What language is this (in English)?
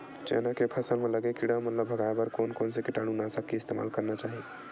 Chhattisgarhi